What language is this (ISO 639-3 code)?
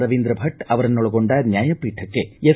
kan